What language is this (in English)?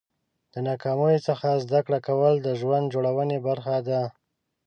Pashto